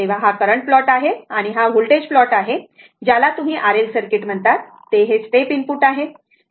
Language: Marathi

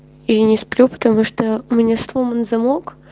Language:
Russian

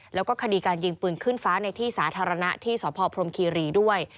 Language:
Thai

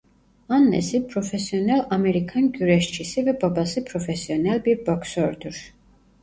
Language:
Turkish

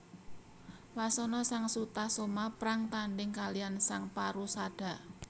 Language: Javanese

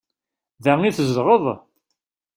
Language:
Kabyle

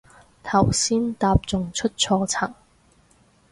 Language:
Cantonese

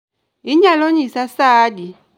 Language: Luo (Kenya and Tanzania)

